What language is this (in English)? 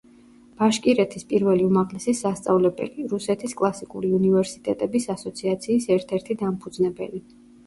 Georgian